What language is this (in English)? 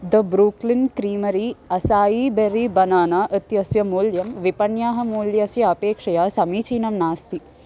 Sanskrit